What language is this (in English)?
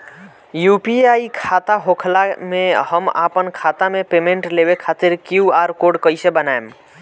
Bhojpuri